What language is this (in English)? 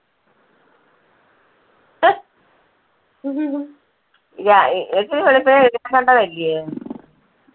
Malayalam